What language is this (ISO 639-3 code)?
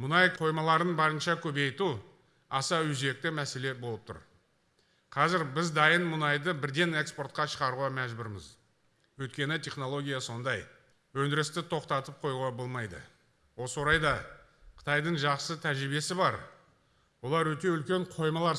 tur